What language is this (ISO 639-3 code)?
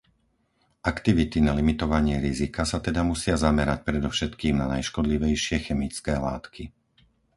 slk